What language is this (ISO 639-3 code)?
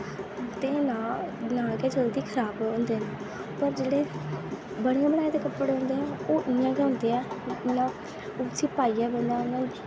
doi